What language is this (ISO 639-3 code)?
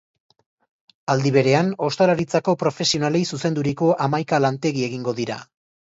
eus